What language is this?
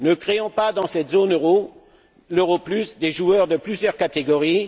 French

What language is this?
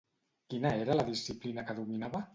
Catalan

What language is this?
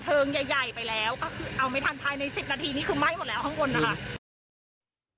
Thai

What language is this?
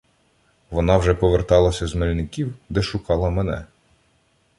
Ukrainian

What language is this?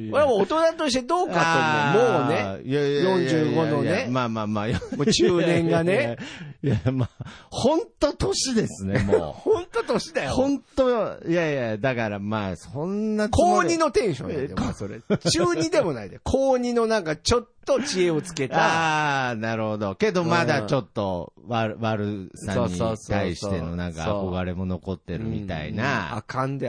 Japanese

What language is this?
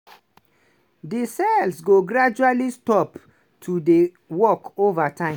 Nigerian Pidgin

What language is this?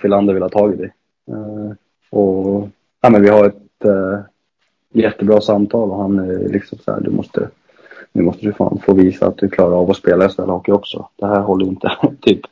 Swedish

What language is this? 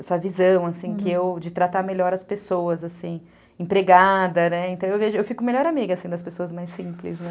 Portuguese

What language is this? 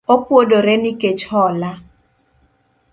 Luo (Kenya and Tanzania)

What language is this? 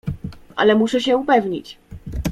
Polish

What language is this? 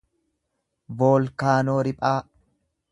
Oromo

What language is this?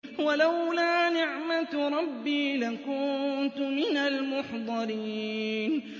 Arabic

